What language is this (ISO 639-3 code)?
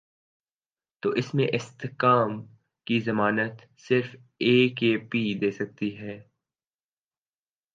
urd